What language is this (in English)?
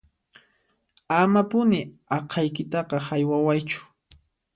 Puno Quechua